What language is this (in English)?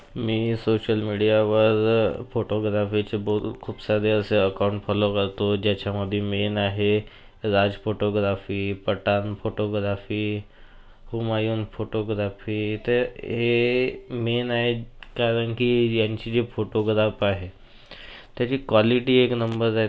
Marathi